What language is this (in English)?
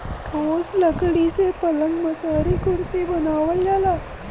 Bhojpuri